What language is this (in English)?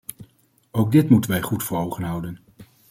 Dutch